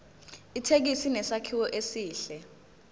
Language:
Zulu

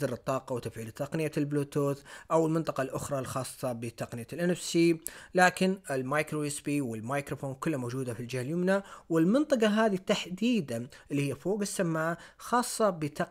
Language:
Arabic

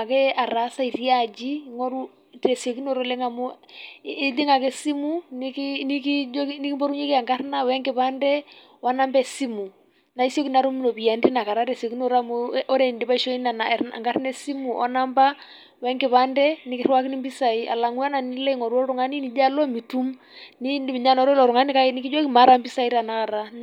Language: Masai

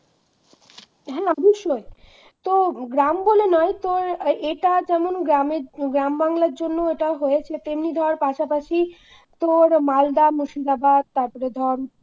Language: Bangla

